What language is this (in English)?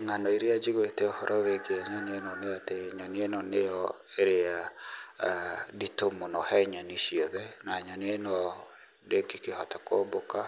Kikuyu